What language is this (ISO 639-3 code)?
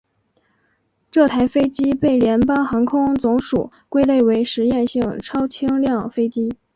zho